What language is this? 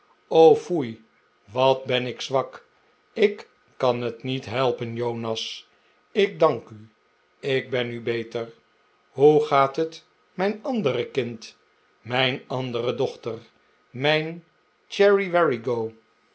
Dutch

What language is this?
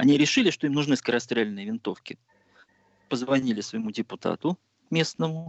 Russian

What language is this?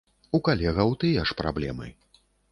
Belarusian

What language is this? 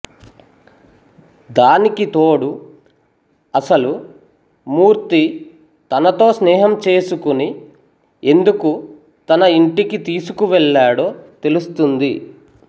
Telugu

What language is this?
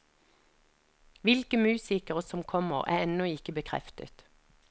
Norwegian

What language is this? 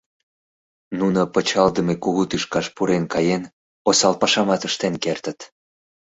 Mari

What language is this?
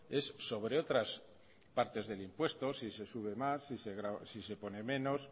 Spanish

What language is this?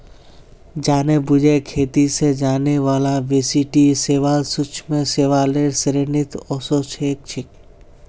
Magahi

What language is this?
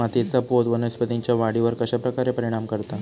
Marathi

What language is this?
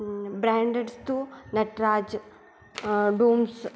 Sanskrit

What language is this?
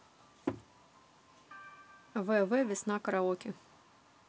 Russian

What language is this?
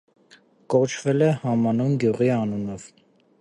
Armenian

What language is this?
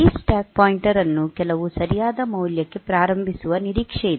Kannada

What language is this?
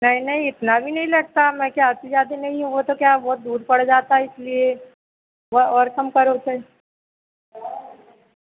Hindi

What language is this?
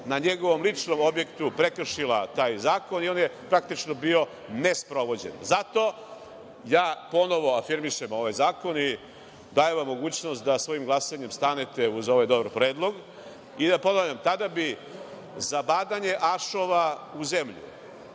Serbian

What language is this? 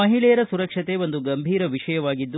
Kannada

